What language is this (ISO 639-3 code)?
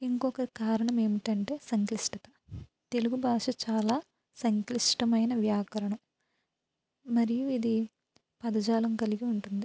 tel